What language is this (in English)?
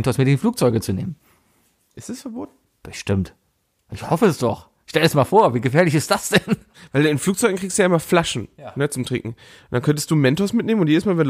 German